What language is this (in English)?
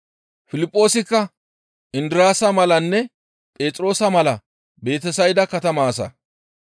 Gamo